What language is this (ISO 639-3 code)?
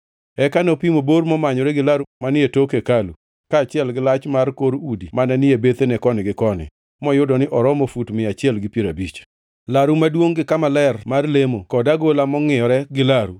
luo